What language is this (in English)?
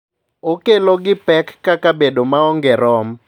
Luo (Kenya and Tanzania)